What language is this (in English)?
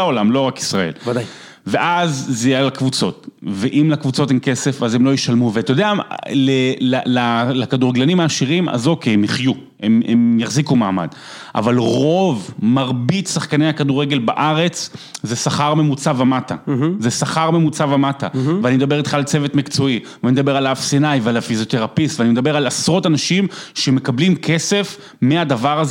Hebrew